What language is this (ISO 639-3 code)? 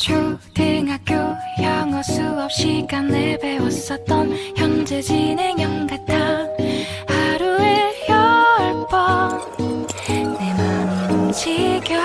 kor